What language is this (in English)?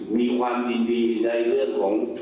Thai